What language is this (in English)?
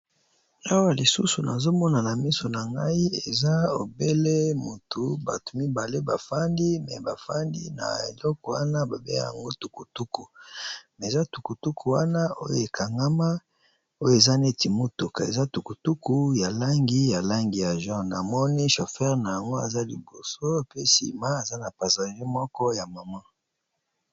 Lingala